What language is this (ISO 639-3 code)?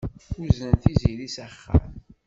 kab